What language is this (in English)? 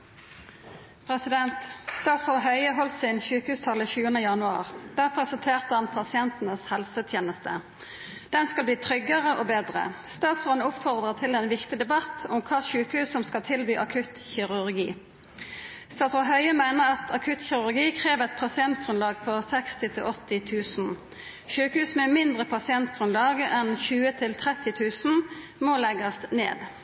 Norwegian